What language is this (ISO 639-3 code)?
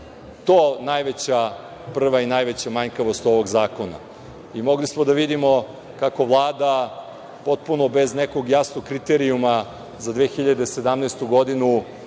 srp